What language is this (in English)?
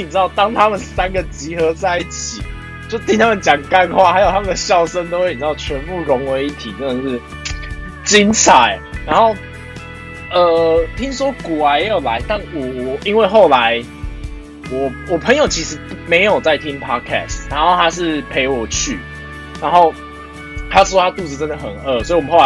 Chinese